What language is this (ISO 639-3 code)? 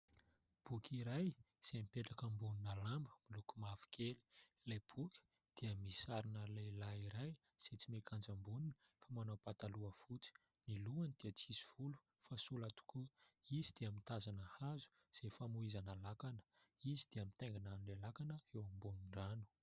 mlg